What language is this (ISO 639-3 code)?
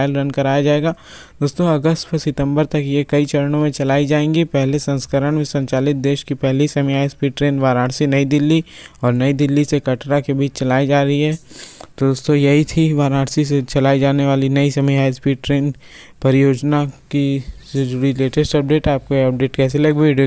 hin